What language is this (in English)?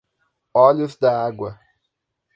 Portuguese